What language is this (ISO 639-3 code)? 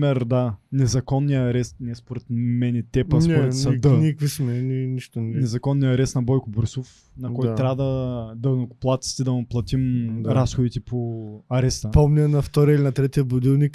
bul